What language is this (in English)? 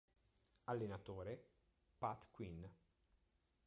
Italian